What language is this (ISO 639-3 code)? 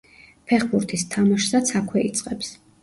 kat